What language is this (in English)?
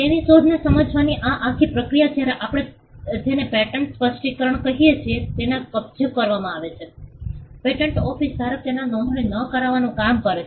Gujarati